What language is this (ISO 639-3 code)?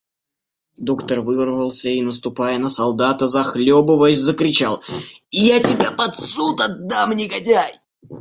rus